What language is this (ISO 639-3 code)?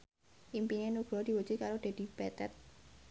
jav